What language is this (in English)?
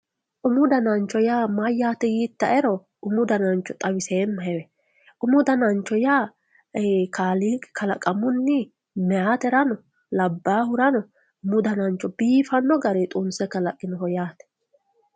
Sidamo